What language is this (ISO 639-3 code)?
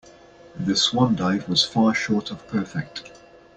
eng